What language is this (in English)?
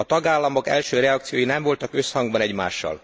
Hungarian